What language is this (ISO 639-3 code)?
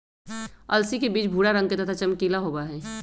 mag